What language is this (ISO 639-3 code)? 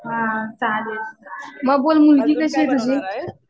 mar